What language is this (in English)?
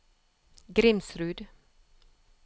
Norwegian